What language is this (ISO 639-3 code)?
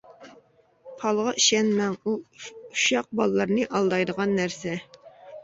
uig